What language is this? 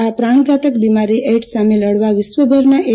Gujarati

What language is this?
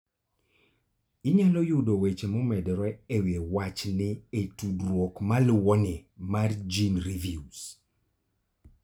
Luo (Kenya and Tanzania)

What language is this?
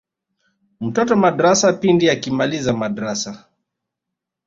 Swahili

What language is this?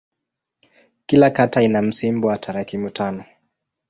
Swahili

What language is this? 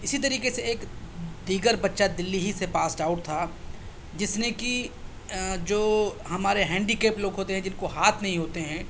Urdu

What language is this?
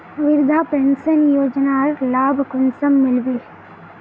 Magahi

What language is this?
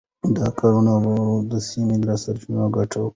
Pashto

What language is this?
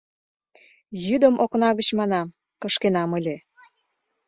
Mari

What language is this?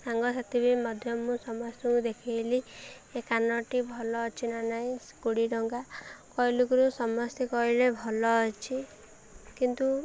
Odia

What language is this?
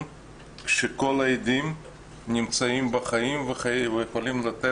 Hebrew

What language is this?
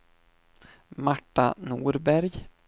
Swedish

